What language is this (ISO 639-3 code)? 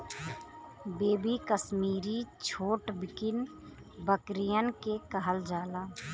bho